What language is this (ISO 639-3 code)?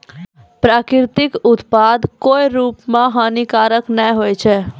mai